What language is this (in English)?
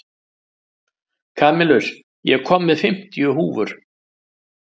Icelandic